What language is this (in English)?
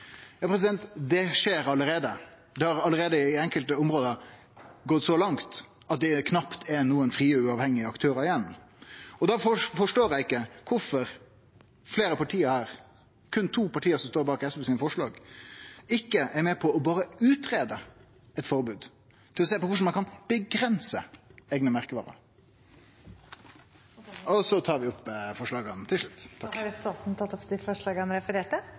Norwegian